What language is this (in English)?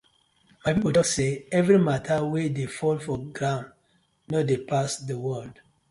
Nigerian Pidgin